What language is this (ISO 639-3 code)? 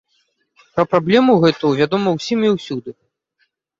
bel